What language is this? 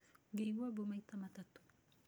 Kikuyu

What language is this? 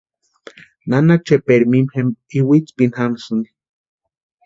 Western Highland Purepecha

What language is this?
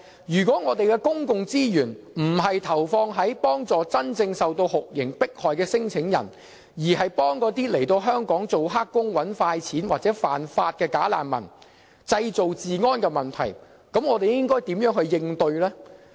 Cantonese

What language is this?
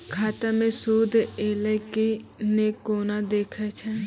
Maithili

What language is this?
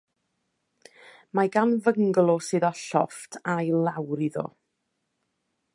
Welsh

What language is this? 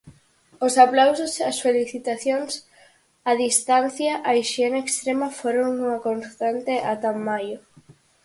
Galician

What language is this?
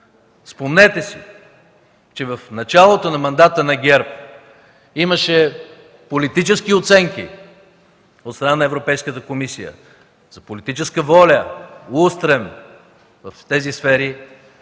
Bulgarian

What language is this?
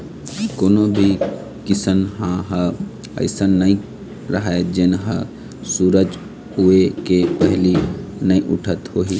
Chhattisgarhi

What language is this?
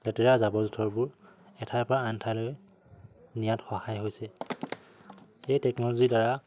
Assamese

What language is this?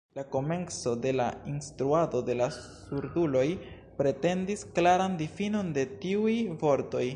Esperanto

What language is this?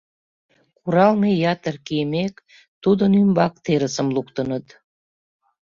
Mari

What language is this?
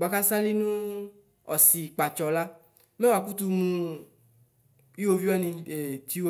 Ikposo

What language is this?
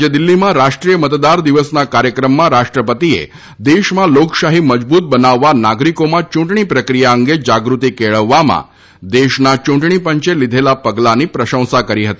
Gujarati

